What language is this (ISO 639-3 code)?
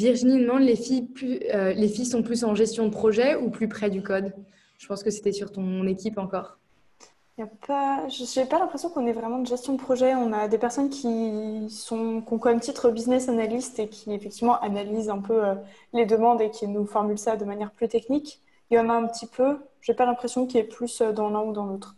fra